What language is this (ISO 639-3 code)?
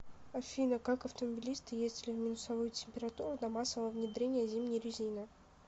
rus